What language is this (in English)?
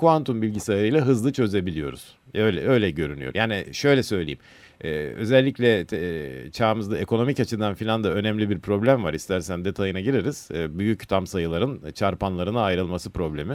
Turkish